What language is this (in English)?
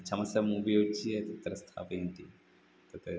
Sanskrit